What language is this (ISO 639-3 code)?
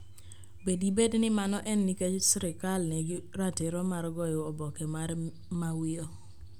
luo